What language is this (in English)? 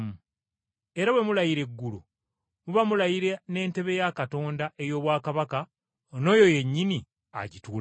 Ganda